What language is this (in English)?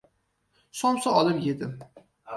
Uzbek